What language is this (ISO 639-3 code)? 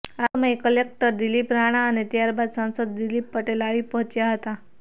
guj